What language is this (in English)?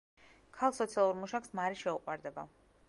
Georgian